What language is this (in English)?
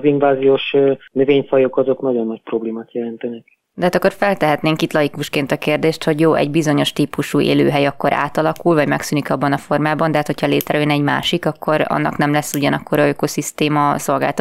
Hungarian